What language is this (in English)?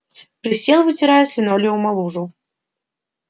Russian